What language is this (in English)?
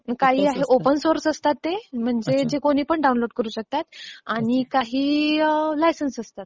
Marathi